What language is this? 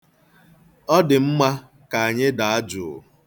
Igbo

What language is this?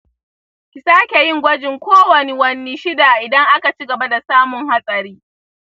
Hausa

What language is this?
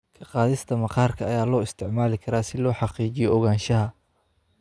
Somali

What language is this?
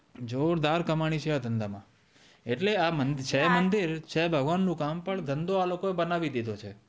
Gujarati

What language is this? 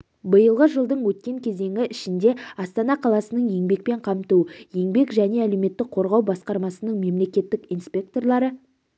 Kazakh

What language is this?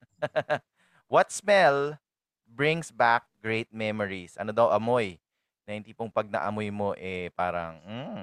Filipino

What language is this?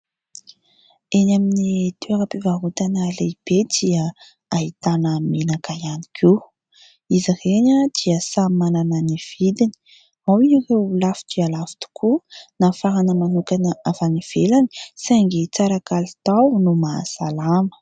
Malagasy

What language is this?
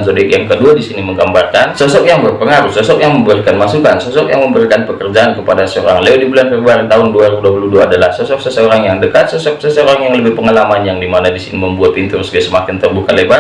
Indonesian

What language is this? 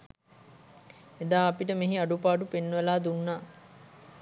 Sinhala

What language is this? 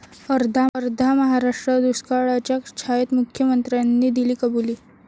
Marathi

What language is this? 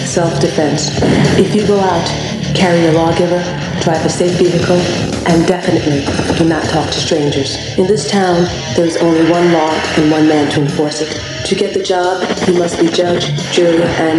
Russian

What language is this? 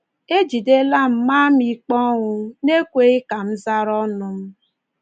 Igbo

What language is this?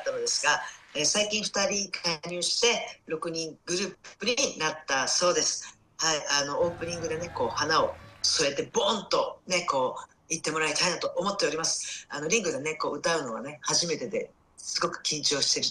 Japanese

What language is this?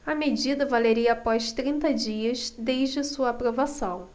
Portuguese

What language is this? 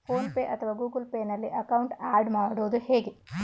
Kannada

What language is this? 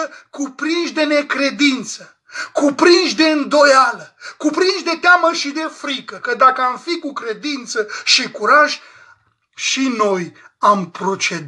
Romanian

